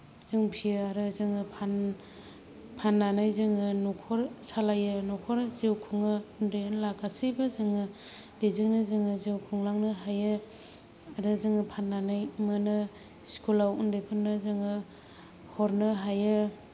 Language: Bodo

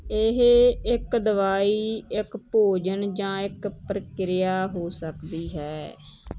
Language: Punjabi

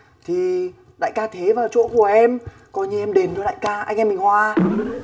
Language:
Vietnamese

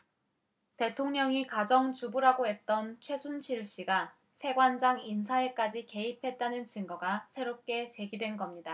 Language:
Korean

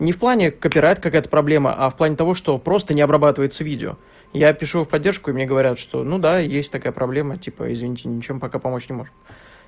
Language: Russian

